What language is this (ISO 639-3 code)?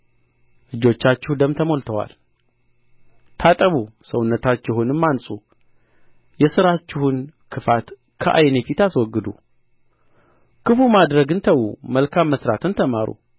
amh